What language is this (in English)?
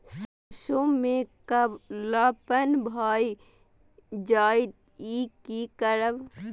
Maithili